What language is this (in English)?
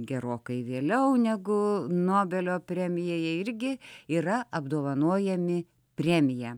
Lithuanian